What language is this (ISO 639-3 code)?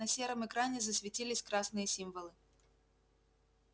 rus